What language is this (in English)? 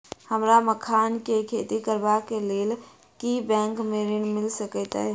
Maithili